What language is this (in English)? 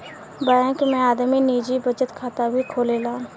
Bhojpuri